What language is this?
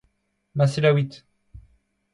Breton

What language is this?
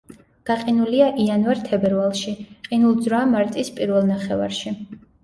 Georgian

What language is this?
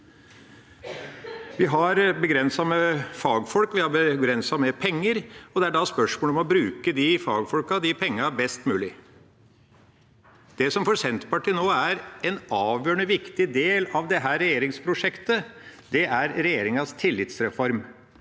Norwegian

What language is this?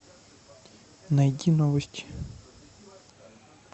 Russian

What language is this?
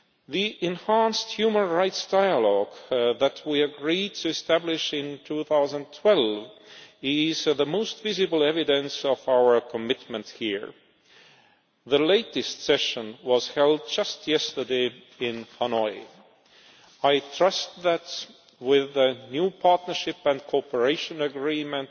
English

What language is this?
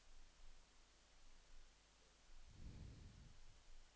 Norwegian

